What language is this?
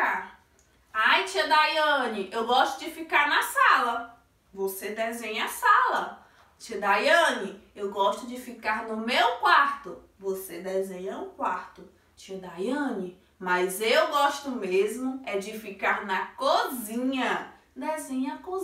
Portuguese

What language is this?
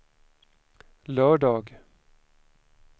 Swedish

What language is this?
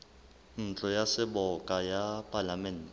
Southern Sotho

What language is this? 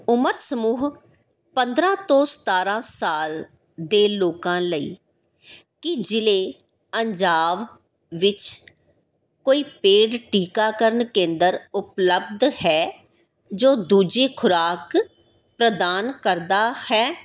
Punjabi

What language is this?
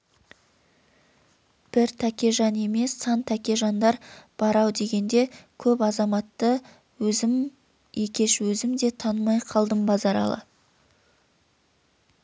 Kazakh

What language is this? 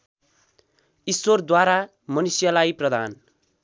Nepali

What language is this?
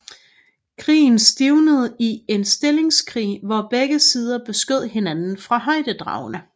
Danish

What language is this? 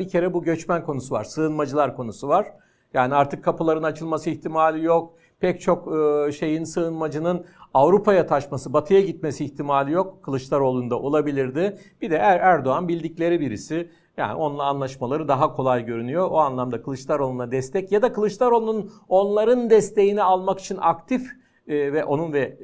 Turkish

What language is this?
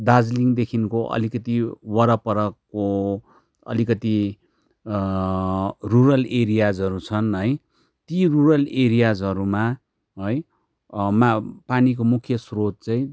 Nepali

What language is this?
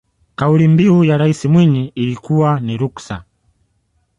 Swahili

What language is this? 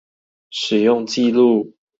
Chinese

